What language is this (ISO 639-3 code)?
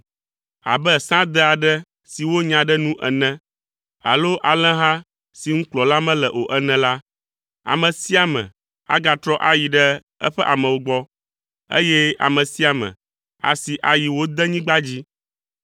ewe